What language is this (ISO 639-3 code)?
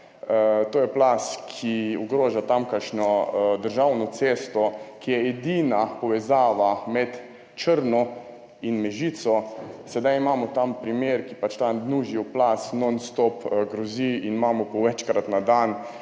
slv